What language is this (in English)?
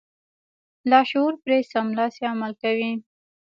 Pashto